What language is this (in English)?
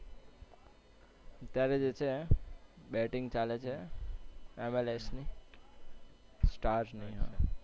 Gujarati